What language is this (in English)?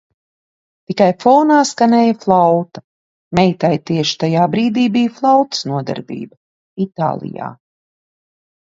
Latvian